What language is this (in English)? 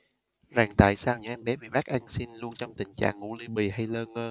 Vietnamese